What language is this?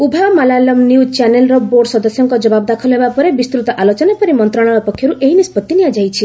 Odia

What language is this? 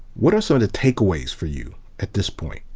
English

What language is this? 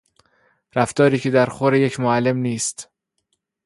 Persian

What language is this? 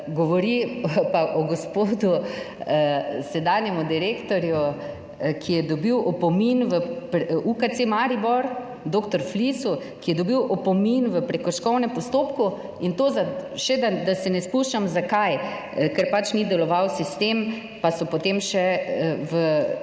Slovenian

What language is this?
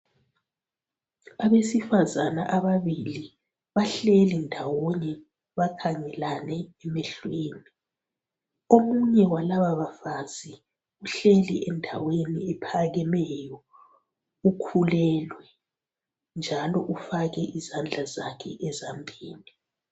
North Ndebele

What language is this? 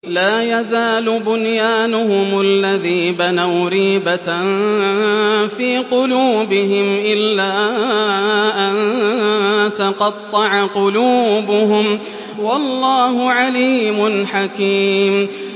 Arabic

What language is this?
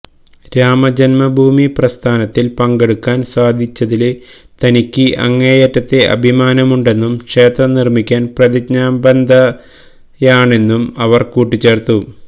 Malayalam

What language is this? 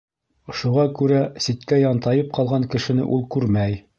Bashkir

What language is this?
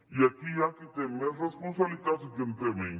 Catalan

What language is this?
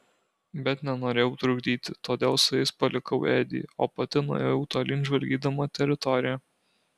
Lithuanian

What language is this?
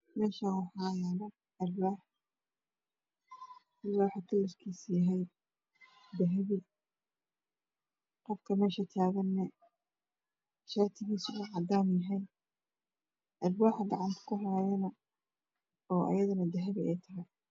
Somali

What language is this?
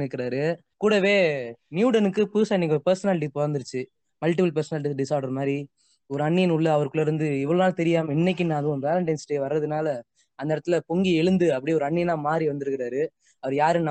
Tamil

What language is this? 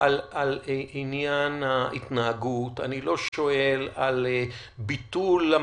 Hebrew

